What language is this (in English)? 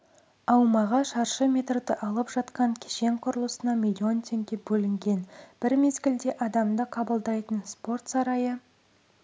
Kazakh